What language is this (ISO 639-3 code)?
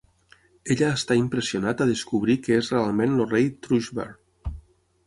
cat